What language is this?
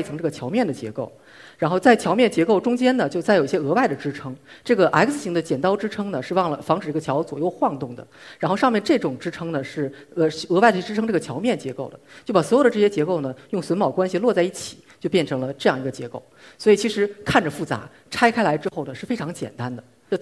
Chinese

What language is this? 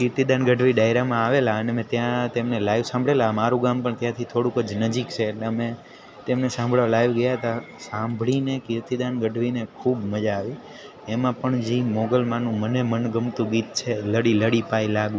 Gujarati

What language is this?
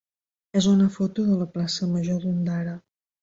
Catalan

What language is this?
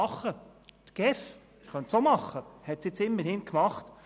Swiss German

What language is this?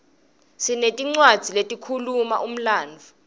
Swati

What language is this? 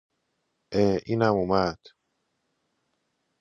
Persian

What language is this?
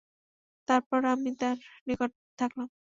Bangla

